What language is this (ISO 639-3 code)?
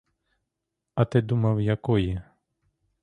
ukr